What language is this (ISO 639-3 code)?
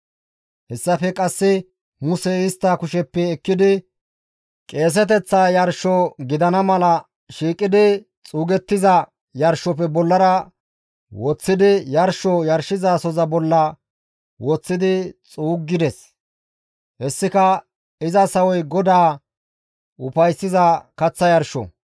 gmv